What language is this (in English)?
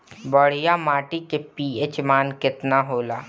Bhojpuri